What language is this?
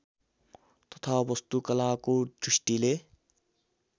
Nepali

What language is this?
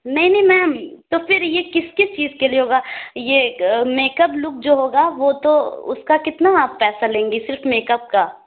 Urdu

